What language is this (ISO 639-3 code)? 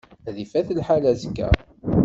kab